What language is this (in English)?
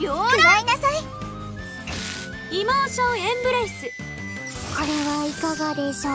Japanese